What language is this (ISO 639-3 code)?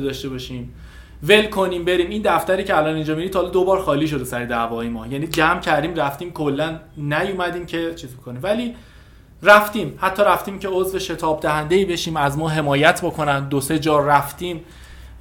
fas